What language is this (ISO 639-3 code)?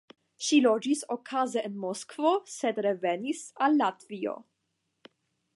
epo